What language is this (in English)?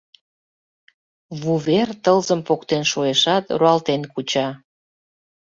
Mari